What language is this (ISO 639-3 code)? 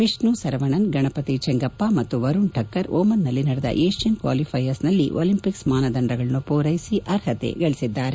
kan